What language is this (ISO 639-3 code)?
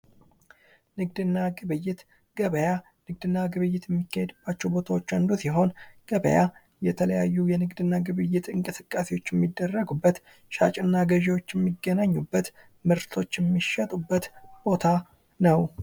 amh